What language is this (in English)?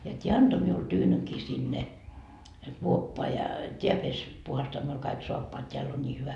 Finnish